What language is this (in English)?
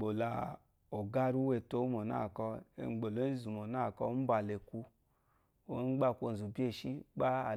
Eloyi